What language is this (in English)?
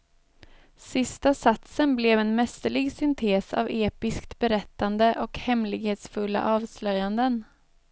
Swedish